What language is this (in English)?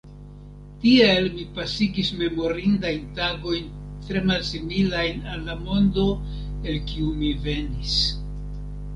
Esperanto